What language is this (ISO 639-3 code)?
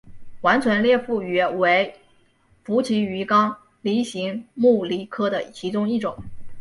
zho